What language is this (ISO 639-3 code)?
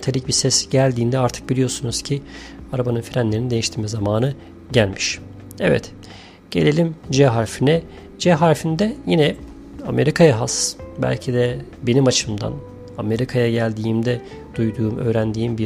tur